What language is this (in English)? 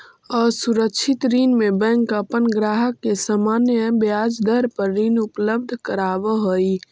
Magahi